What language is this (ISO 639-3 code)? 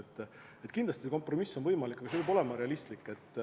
est